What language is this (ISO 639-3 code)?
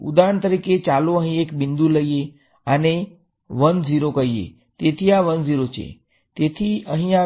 guj